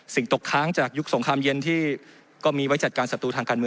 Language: Thai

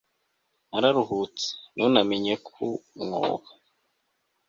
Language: Kinyarwanda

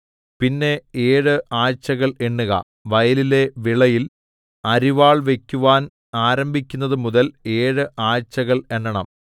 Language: Malayalam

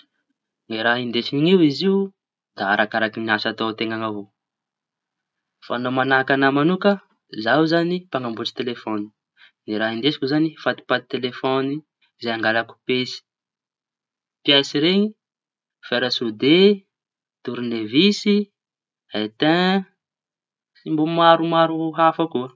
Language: Tanosy Malagasy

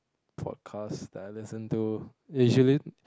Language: English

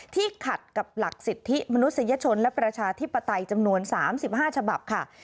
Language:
Thai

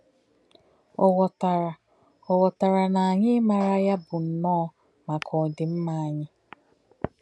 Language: Igbo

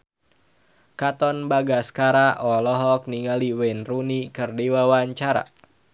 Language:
Sundanese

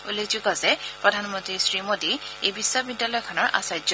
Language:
Assamese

